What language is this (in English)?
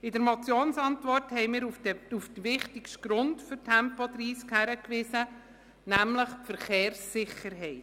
Swiss German